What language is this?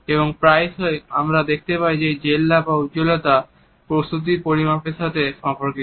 Bangla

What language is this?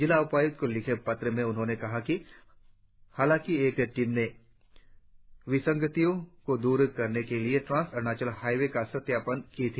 Hindi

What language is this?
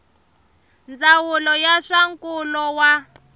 Tsonga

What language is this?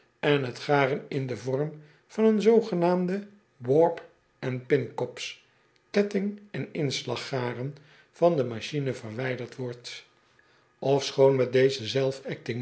Dutch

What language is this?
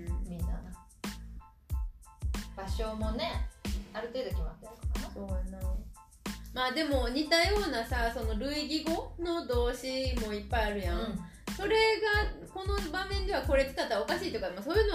Japanese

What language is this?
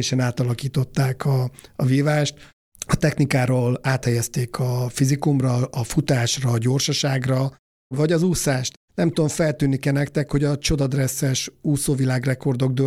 Hungarian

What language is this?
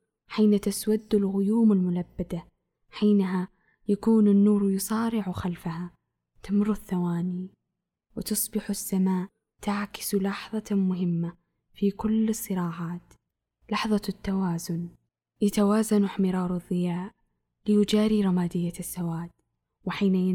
Arabic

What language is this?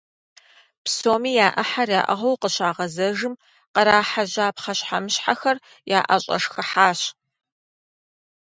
Kabardian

